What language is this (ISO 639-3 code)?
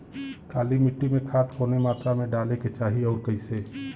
bho